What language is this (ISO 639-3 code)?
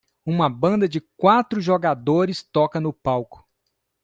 por